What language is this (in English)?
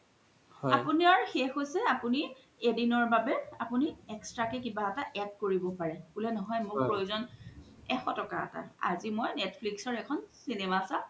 Assamese